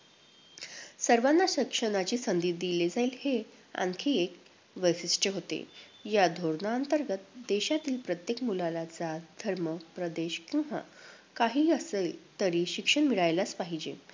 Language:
Marathi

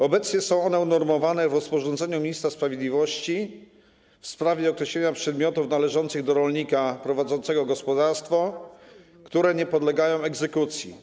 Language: Polish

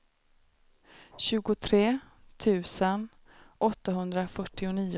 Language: Swedish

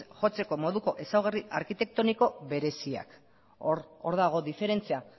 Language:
Basque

